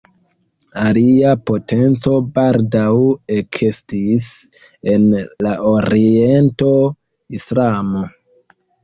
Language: Esperanto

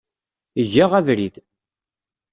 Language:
Kabyle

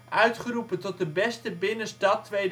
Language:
Dutch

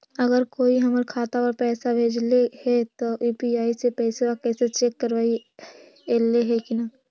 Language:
Magahi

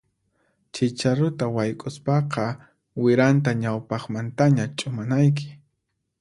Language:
Puno Quechua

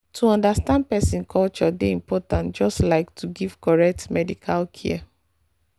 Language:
Nigerian Pidgin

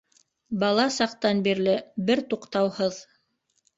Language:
Bashkir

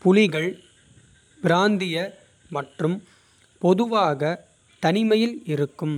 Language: Kota (India)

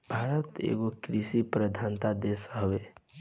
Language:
Bhojpuri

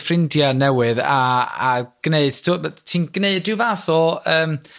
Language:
Welsh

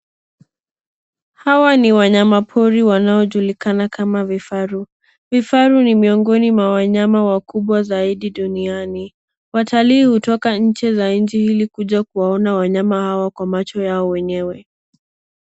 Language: Swahili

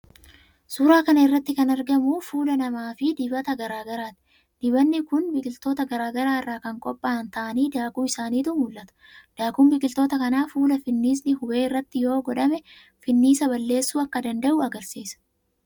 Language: Oromo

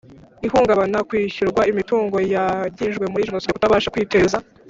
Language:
Kinyarwanda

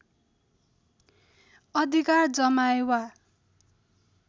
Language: Nepali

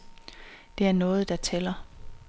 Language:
Danish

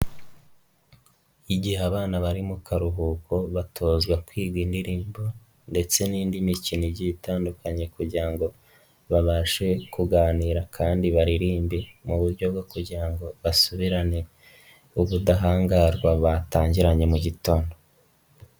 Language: Kinyarwanda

